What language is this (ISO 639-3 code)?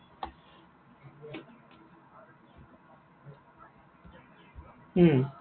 asm